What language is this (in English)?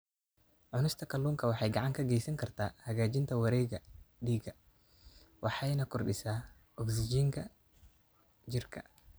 Somali